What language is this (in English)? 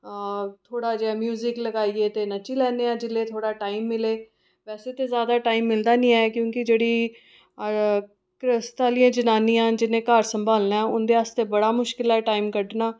Dogri